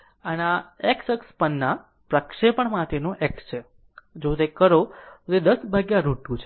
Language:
Gujarati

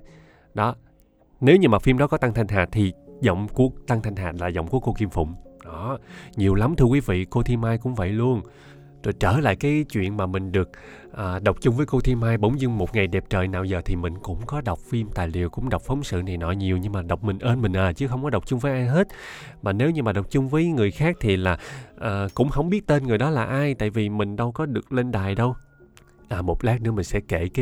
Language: Vietnamese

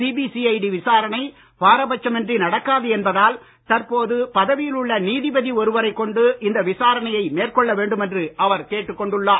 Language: Tamil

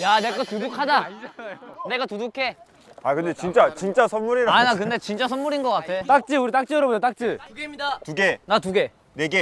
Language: Korean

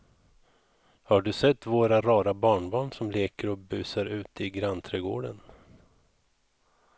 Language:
Swedish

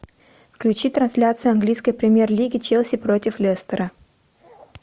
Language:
Russian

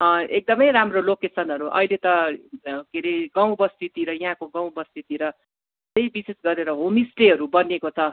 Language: Nepali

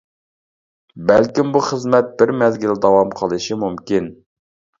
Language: Uyghur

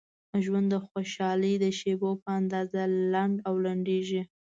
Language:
Pashto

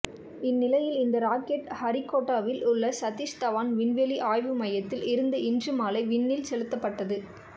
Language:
Tamil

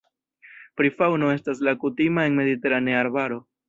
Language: Esperanto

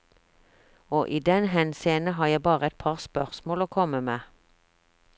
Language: Norwegian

